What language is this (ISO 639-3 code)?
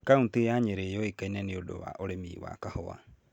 kik